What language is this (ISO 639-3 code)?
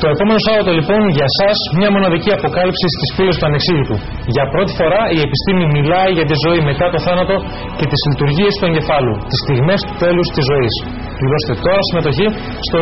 ell